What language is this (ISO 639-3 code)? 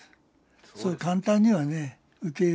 jpn